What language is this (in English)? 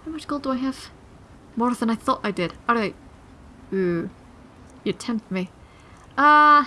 English